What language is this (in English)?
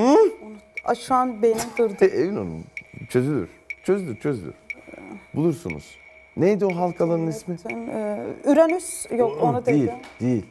Turkish